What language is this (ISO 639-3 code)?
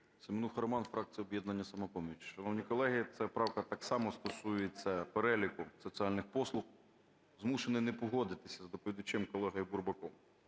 ukr